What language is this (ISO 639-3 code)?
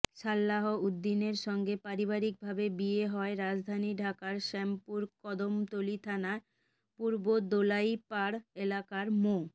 ben